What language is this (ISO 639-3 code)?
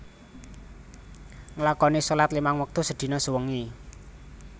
jav